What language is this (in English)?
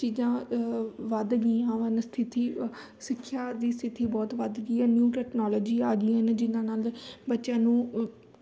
Punjabi